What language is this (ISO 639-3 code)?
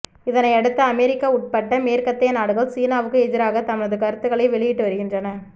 tam